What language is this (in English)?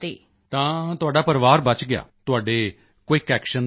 Punjabi